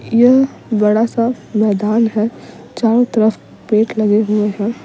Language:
Hindi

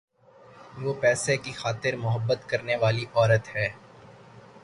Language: Urdu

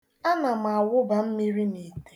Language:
Igbo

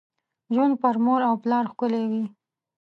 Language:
Pashto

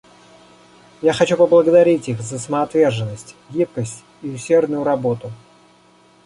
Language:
Russian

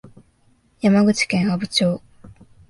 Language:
Japanese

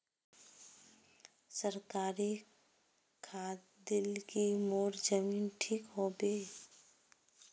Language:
Magahi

